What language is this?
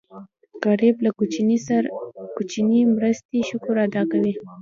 Pashto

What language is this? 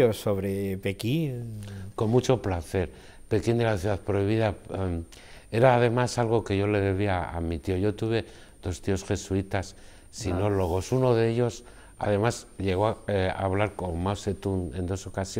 Spanish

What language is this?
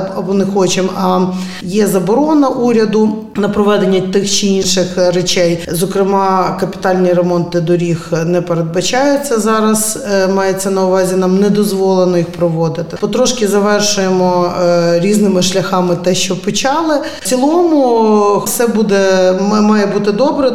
Ukrainian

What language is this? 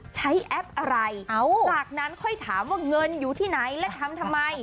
Thai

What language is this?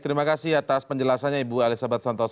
Indonesian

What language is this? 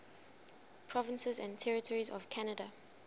English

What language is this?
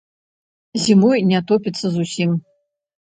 Belarusian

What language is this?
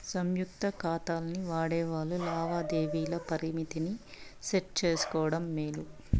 Telugu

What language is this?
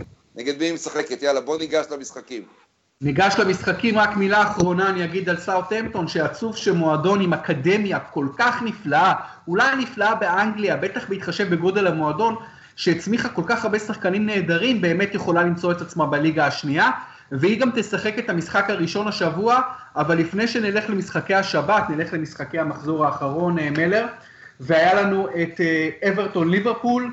Hebrew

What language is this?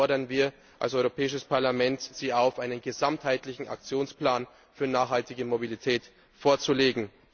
German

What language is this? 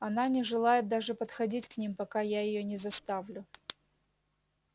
Russian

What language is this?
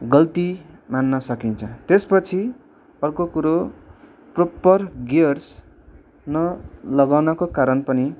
Nepali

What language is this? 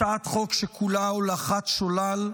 Hebrew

